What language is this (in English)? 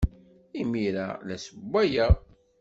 Kabyle